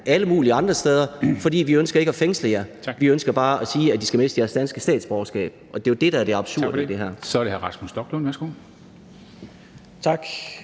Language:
Danish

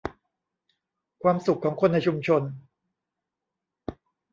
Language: Thai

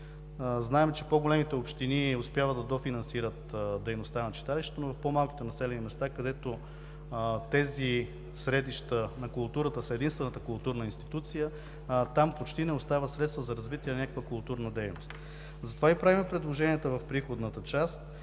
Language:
Bulgarian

